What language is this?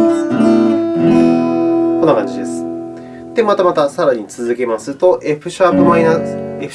Japanese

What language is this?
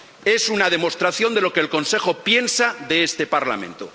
Spanish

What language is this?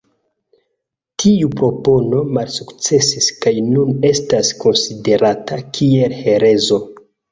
Esperanto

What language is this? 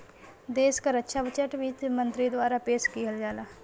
Bhojpuri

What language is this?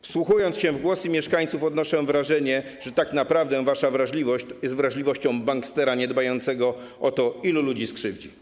Polish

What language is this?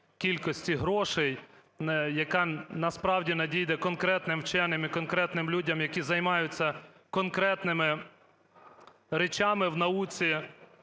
Ukrainian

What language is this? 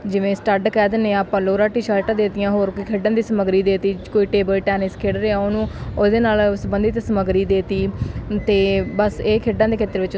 Punjabi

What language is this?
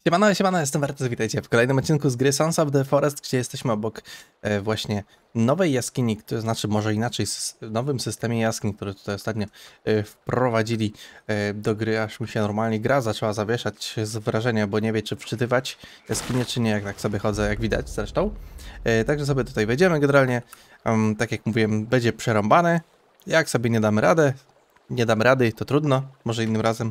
Polish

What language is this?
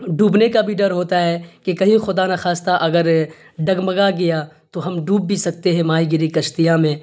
Urdu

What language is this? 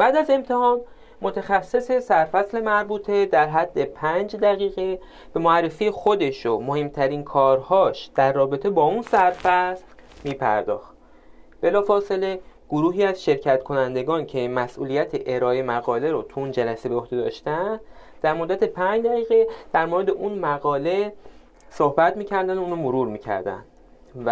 Persian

